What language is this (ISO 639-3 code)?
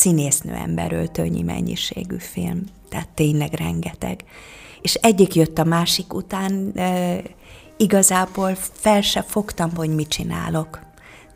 hun